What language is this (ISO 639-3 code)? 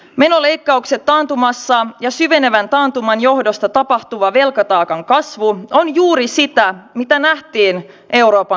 fin